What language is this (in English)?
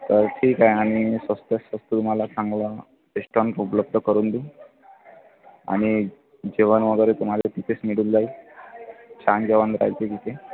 Marathi